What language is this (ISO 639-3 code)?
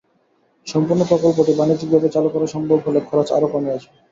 ben